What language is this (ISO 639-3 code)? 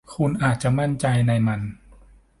tha